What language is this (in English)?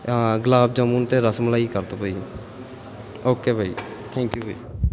Punjabi